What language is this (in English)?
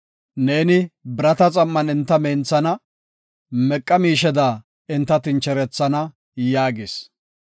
Gofa